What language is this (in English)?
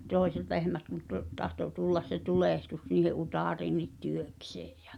Finnish